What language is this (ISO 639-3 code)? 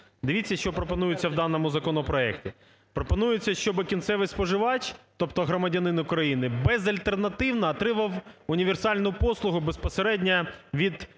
ukr